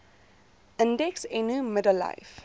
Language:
Afrikaans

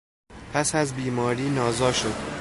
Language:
Persian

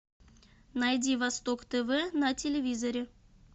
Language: Russian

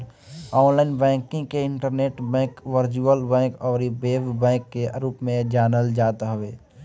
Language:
Bhojpuri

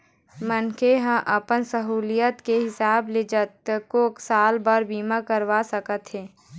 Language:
Chhattisgarhi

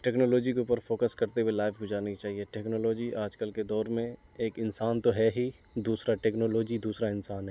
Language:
Urdu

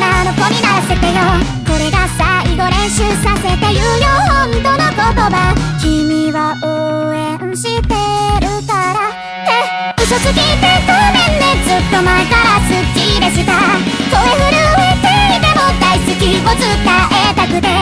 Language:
Thai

